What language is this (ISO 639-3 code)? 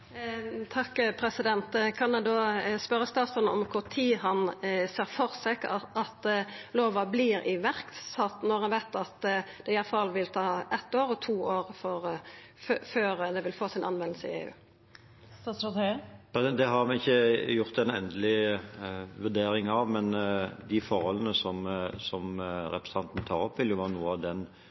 nor